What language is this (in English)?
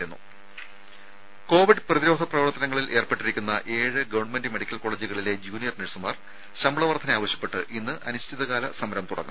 Malayalam